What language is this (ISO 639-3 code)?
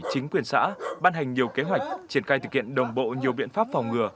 vie